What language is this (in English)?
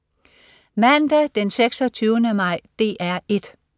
Danish